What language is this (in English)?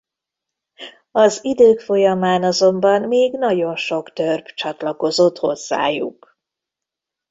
Hungarian